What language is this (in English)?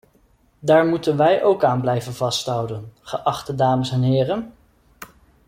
Dutch